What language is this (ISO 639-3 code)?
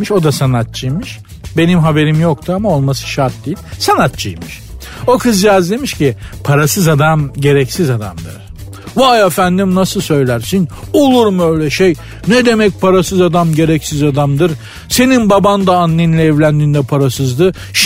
tur